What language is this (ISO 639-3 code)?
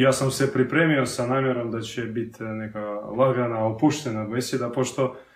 hrv